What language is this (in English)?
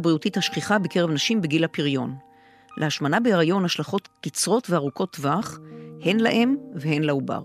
Hebrew